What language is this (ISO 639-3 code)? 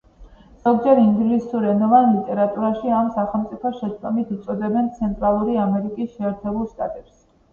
kat